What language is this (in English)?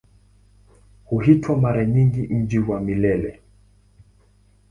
Swahili